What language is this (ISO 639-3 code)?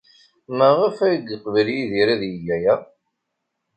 kab